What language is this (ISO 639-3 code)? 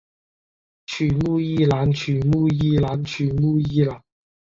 zho